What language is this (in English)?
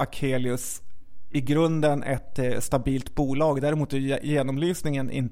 Swedish